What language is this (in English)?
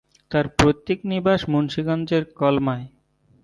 Bangla